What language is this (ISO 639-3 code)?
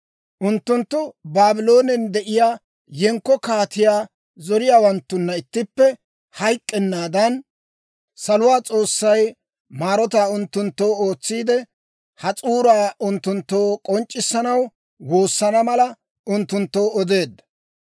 dwr